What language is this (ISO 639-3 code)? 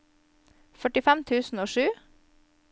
nor